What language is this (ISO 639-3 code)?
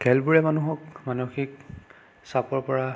asm